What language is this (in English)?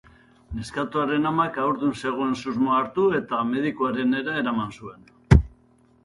Basque